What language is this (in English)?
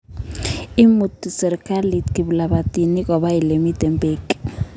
Kalenjin